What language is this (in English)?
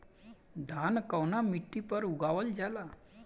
Bhojpuri